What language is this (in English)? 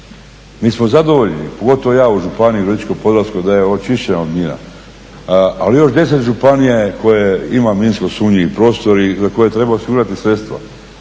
Croatian